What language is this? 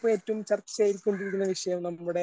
Malayalam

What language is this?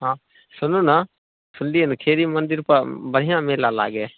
Maithili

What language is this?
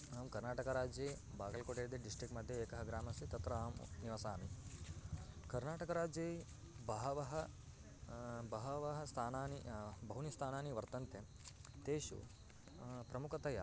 Sanskrit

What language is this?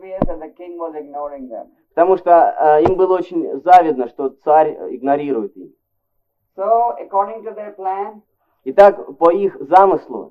Russian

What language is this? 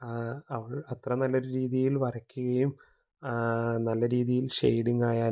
Malayalam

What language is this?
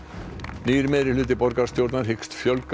Icelandic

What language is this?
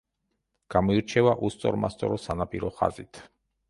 Georgian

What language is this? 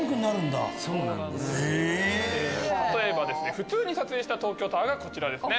Japanese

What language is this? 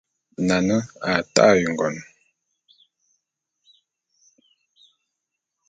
Bulu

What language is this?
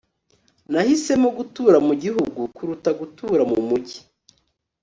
Kinyarwanda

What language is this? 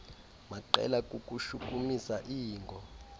Xhosa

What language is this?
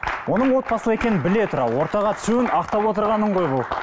Kazakh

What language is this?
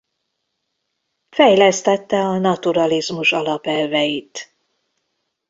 Hungarian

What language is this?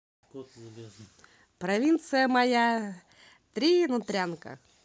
Russian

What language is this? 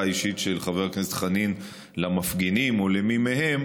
Hebrew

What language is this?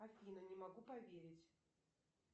Russian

